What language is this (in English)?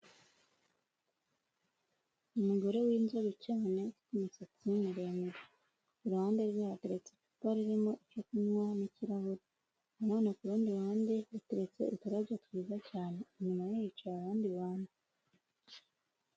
Kinyarwanda